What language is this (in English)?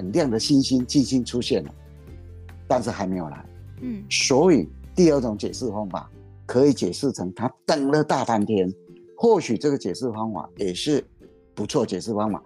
Chinese